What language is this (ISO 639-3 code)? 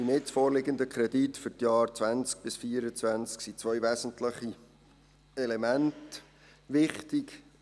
gsw